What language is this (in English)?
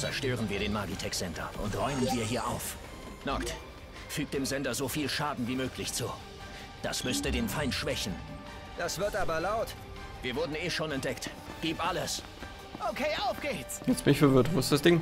German